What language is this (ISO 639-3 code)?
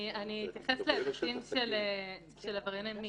heb